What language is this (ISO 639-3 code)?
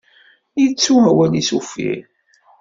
kab